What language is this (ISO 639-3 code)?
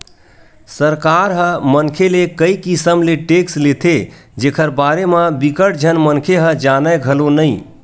hne